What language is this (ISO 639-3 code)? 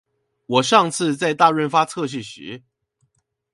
zho